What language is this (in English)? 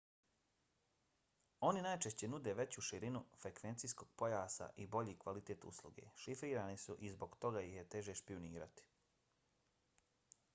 Bosnian